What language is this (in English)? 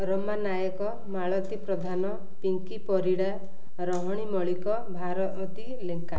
Odia